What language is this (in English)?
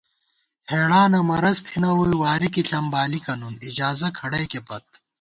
Gawar-Bati